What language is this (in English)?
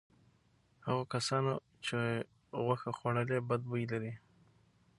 Pashto